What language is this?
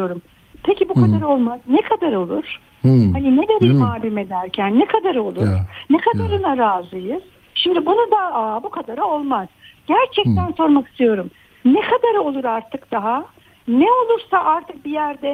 Turkish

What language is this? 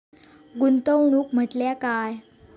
Marathi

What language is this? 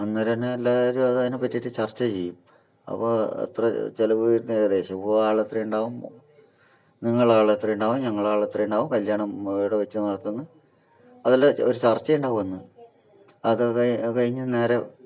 Malayalam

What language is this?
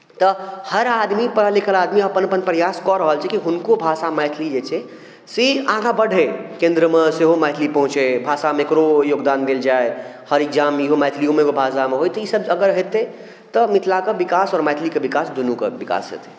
Maithili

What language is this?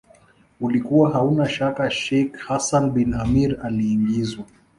Swahili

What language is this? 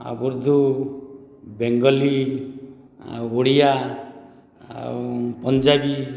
Odia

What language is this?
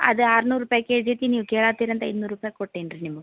Kannada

